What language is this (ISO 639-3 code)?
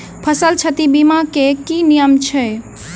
mai